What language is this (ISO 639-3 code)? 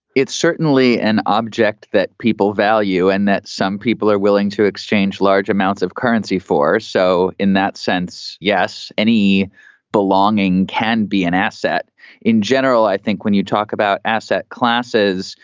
eng